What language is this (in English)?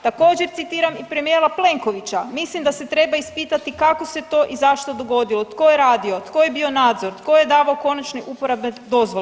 Croatian